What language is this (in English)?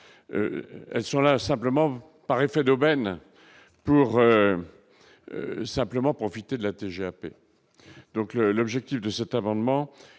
French